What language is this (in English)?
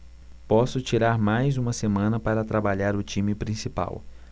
Portuguese